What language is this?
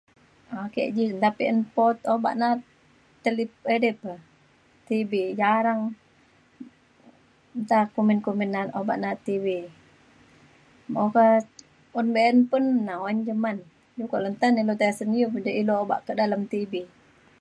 Mainstream Kenyah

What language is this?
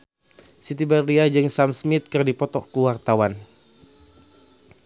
Sundanese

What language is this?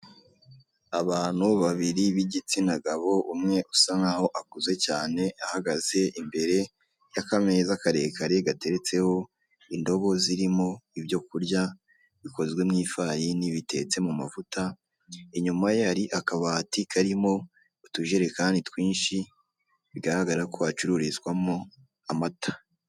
Kinyarwanda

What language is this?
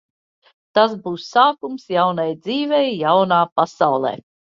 Latvian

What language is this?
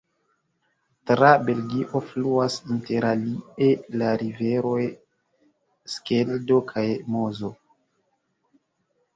Esperanto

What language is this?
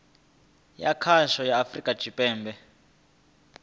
Venda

